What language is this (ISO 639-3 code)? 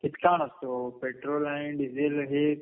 mar